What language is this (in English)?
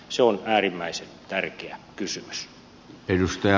Finnish